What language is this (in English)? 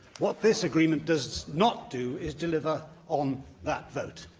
English